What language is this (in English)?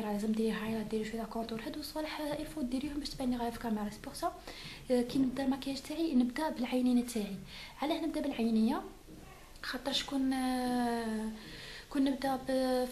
Arabic